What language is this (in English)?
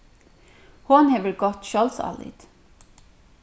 Faroese